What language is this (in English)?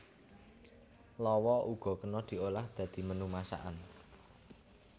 Javanese